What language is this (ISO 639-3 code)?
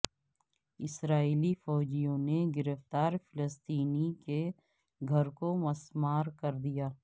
urd